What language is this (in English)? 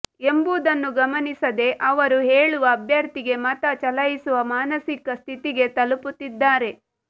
Kannada